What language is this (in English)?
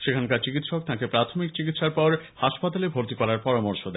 Bangla